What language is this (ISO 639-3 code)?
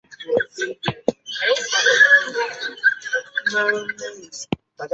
zho